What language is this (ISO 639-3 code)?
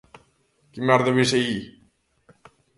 glg